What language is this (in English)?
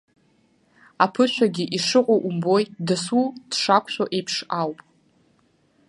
Abkhazian